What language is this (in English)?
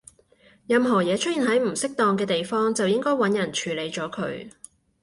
Cantonese